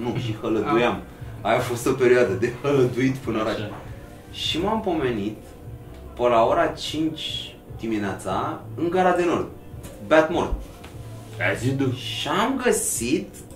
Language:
Romanian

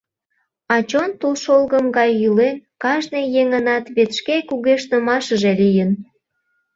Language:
Mari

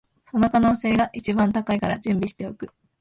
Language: Japanese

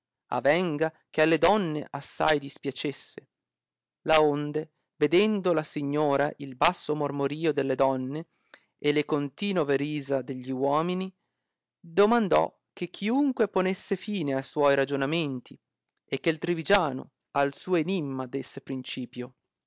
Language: Italian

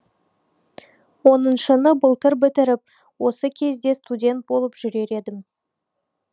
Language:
Kazakh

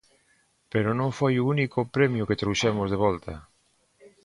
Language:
Galician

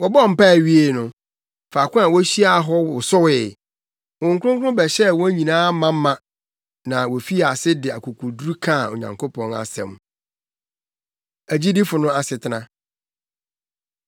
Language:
Akan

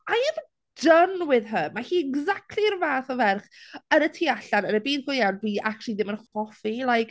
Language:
Welsh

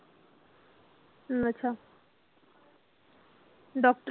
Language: Punjabi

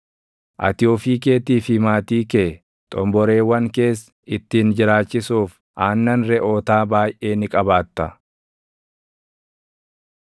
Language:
Oromo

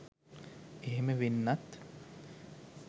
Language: Sinhala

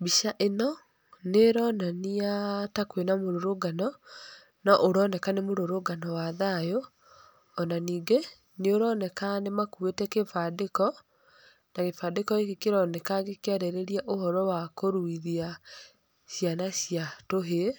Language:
Kikuyu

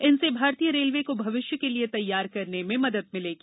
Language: Hindi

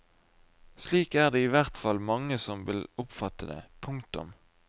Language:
Norwegian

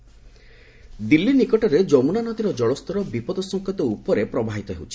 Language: Odia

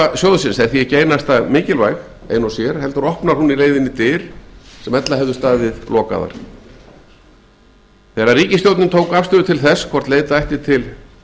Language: Icelandic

